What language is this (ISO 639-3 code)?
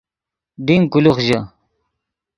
ydg